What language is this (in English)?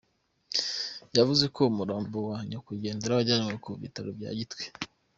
Kinyarwanda